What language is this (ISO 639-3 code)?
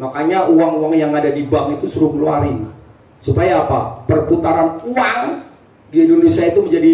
ind